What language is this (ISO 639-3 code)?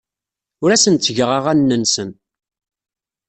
kab